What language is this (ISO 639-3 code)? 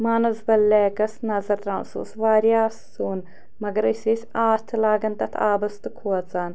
kas